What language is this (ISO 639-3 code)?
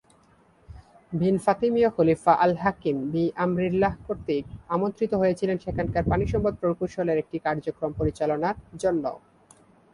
ben